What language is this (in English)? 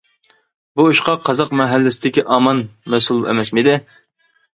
Uyghur